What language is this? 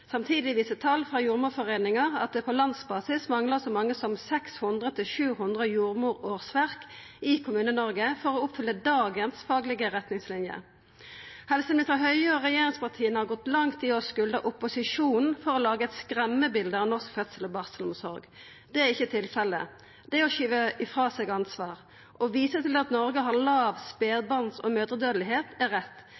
Norwegian Nynorsk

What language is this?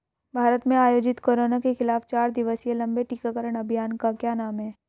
Hindi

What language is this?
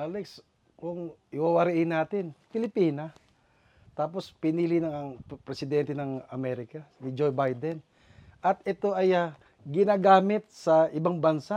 Filipino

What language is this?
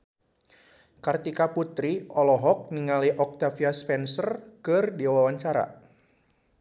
Sundanese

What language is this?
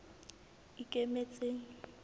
Southern Sotho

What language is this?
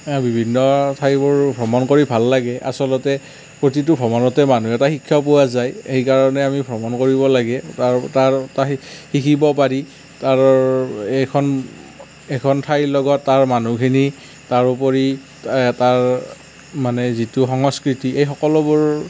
Assamese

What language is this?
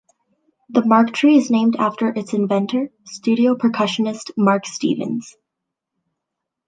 English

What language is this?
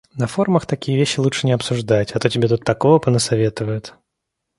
Russian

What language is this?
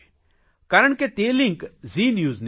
Gujarati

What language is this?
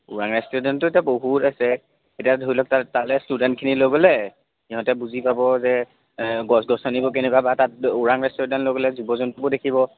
Assamese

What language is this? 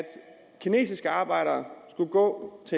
Danish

